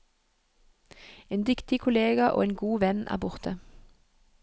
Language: Norwegian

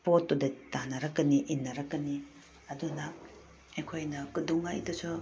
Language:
Manipuri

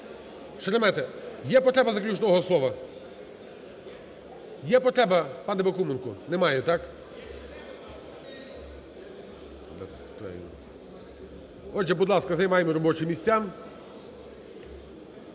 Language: Ukrainian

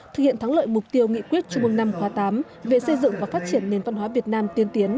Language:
Vietnamese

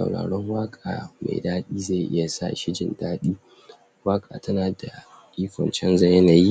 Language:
Hausa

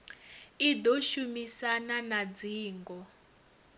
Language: Venda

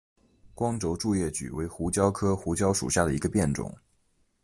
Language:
Chinese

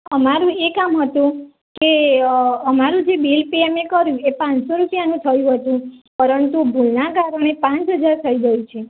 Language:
Gujarati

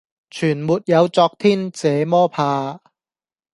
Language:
Cantonese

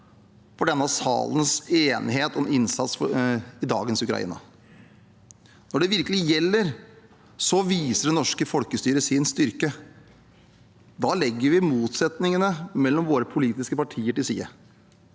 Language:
Norwegian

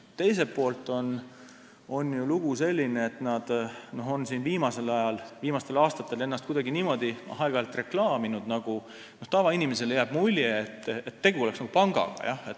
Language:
Estonian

